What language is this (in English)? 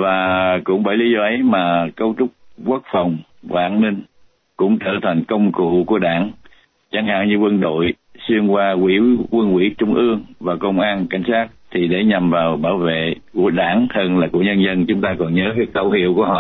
Vietnamese